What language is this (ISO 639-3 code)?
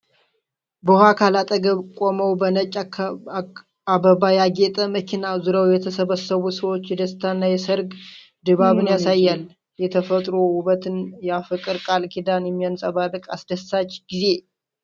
amh